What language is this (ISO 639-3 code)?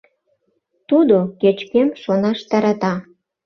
chm